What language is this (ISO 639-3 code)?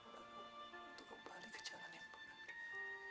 ind